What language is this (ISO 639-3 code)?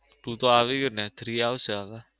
guj